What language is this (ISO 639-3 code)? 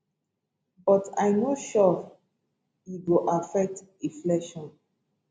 pcm